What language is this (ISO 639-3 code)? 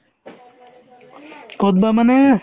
asm